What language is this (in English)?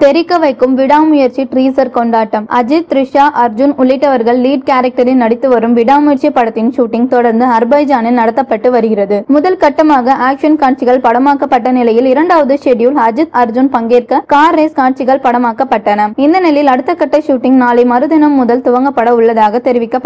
Arabic